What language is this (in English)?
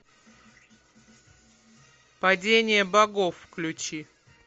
Russian